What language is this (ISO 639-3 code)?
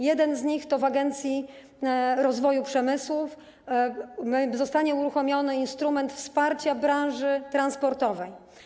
pol